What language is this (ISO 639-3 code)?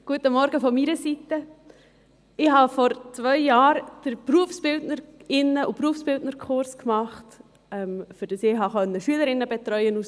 gsw